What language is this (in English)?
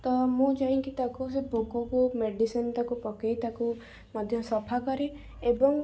Odia